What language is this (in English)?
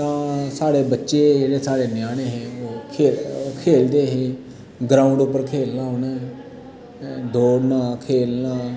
Dogri